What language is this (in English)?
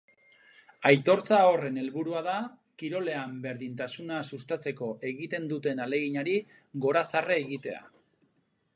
Basque